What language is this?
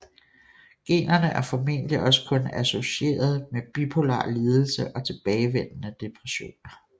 Danish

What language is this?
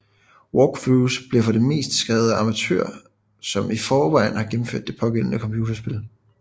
Danish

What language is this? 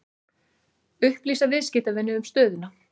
Icelandic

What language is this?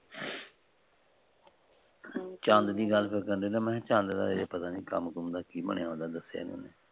Punjabi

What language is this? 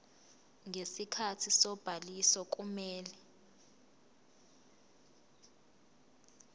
Zulu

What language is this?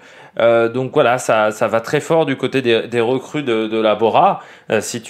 French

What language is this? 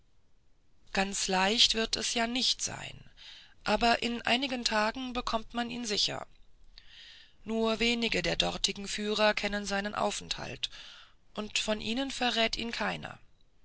German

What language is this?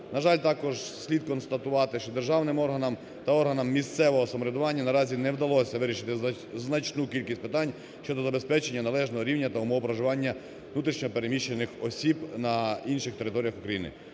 Ukrainian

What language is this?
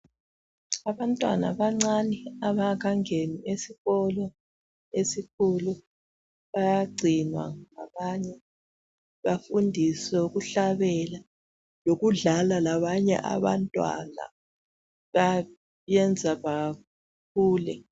North Ndebele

